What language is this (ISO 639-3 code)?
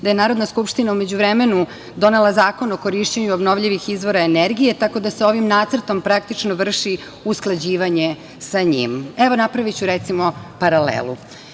srp